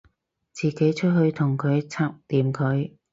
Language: Cantonese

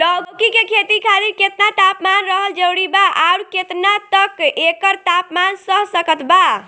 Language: Bhojpuri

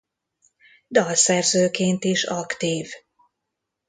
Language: Hungarian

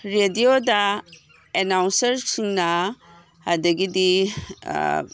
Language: Manipuri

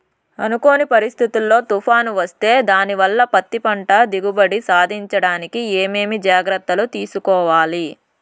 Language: Telugu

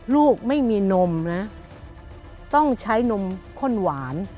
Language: Thai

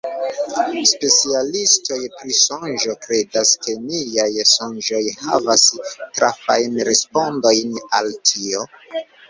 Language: Esperanto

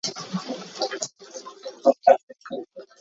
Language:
Hakha Chin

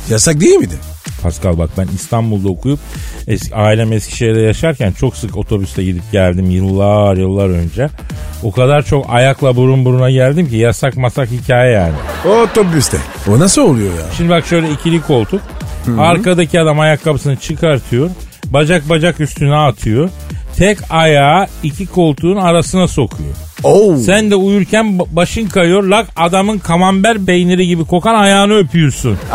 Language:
Turkish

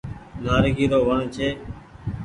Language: Goaria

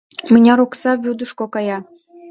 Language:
Mari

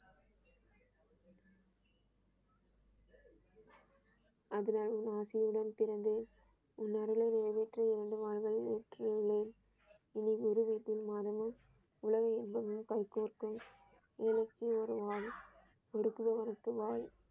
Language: Tamil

